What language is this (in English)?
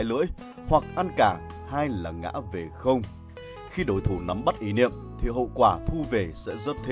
Vietnamese